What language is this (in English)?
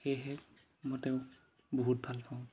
Assamese